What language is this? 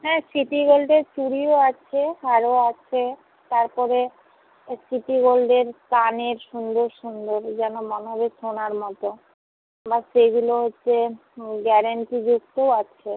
Bangla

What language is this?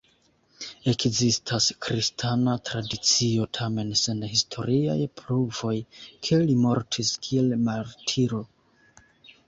Esperanto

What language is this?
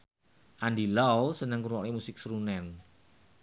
Javanese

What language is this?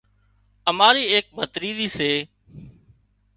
Wadiyara Koli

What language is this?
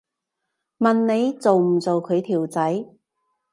Cantonese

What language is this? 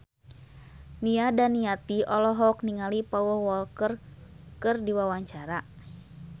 Sundanese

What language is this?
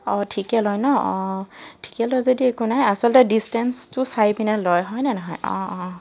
Assamese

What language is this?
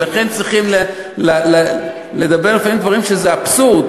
Hebrew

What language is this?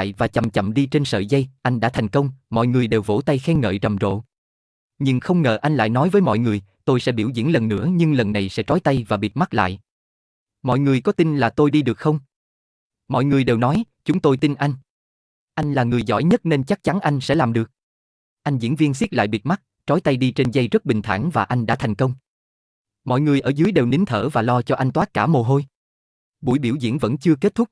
Vietnamese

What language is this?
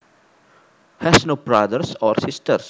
Javanese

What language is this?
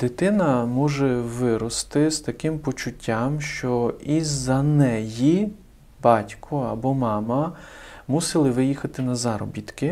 Ukrainian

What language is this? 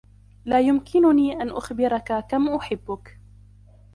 Arabic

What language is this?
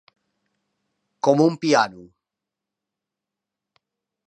Catalan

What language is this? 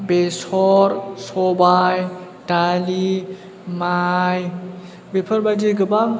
Bodo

